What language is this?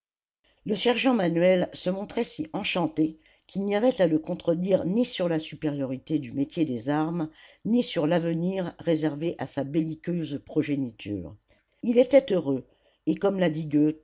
French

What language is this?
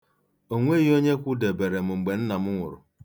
Igbo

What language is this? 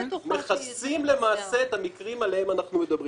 Hebrew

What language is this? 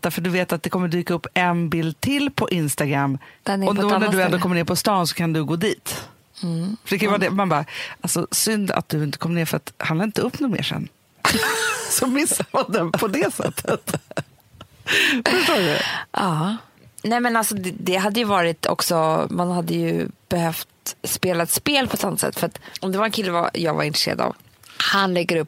Swedish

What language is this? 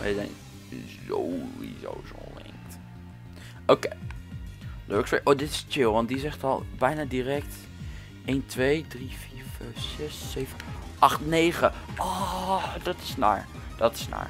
Dutch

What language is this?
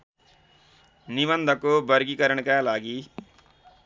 Nepali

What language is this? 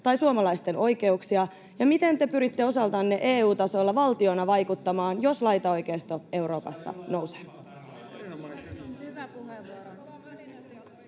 Finnish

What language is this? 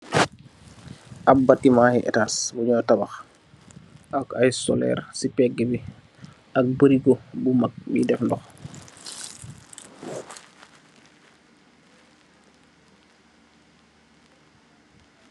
Wolof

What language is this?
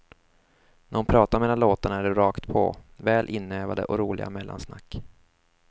Swedish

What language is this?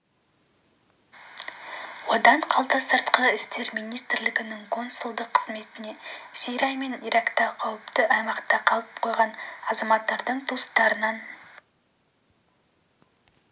Kazakh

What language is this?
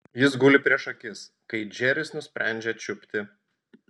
Lithuanian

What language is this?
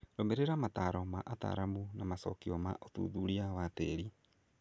Kikuyu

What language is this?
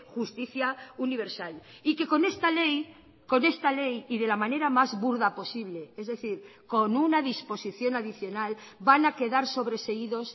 Spanish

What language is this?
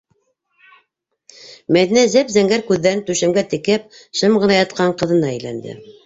Bashkir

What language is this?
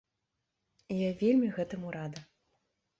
Belarusian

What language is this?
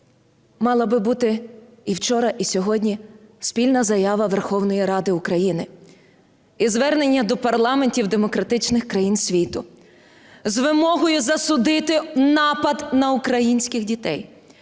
Ukrainian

